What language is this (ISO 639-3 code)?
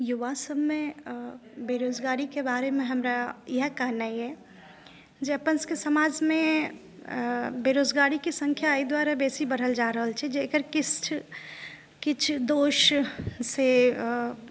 mai